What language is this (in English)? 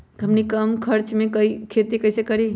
Magahi